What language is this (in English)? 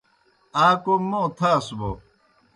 Kohistani Shina